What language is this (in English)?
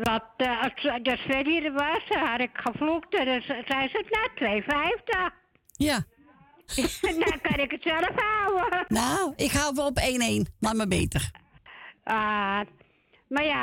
Dutch